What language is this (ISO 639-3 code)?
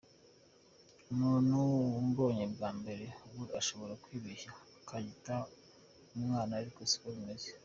kin